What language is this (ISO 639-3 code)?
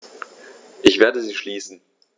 deu